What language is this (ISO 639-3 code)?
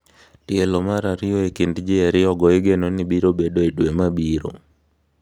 luo